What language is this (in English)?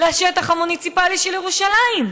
Hebrew